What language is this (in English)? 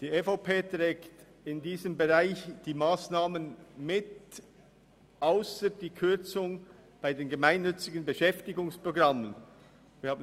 Swiss German